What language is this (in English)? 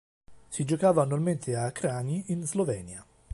Italian